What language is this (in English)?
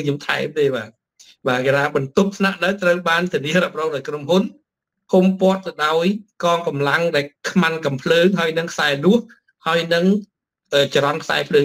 Thai